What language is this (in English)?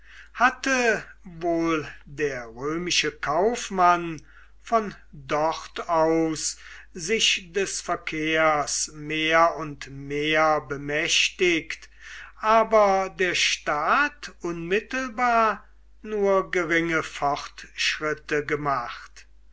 German